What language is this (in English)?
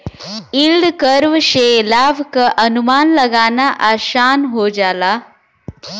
Bhojpuri